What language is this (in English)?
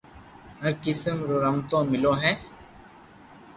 Loarki